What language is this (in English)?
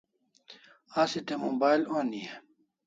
Kalasha